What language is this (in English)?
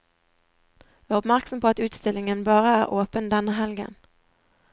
Norwegian